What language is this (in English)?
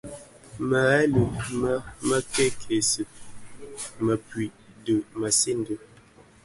Bafia